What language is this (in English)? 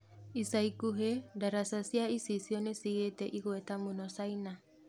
Kikuyu